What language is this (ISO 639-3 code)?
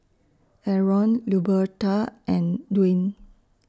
eng